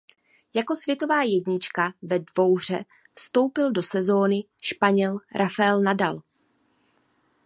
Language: Czech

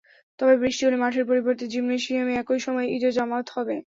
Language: Bangla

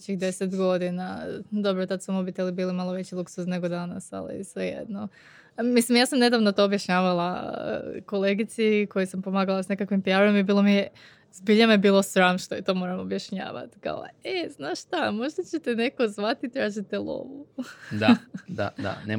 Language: Croatian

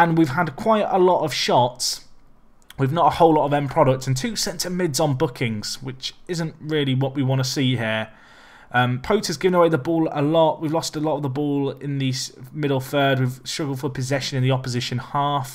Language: English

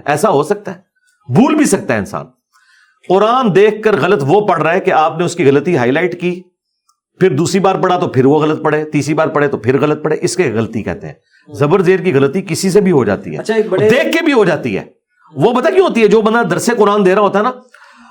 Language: Urdu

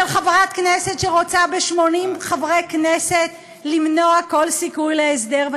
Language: Hebrew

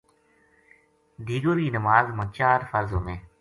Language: Gujari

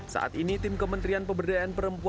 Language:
Indonesian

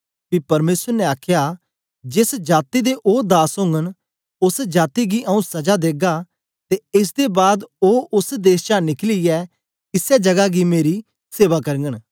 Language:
Dogri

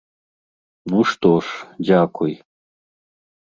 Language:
Belarusian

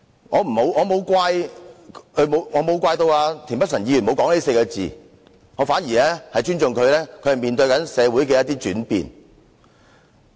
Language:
Cantonese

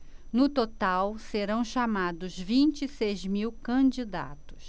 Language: Portuguese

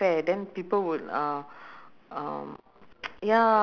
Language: English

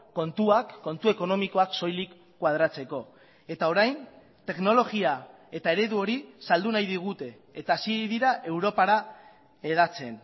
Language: Basque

